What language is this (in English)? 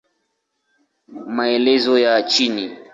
Swahili